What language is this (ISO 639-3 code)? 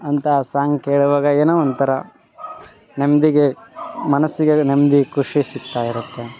kan